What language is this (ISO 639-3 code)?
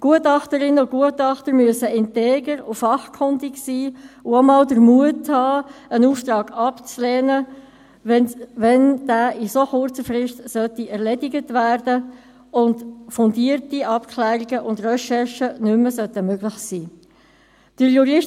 gsw